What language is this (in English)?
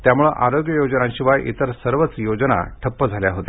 Marathi